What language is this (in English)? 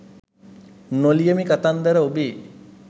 Sinhala